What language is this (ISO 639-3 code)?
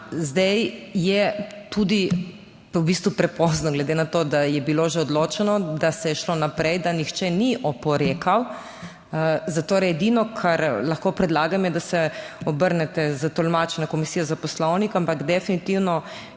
slv